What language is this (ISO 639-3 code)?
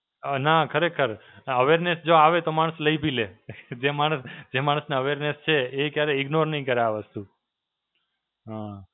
guj